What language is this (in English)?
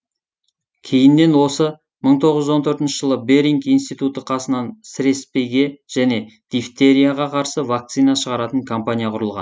Kazakh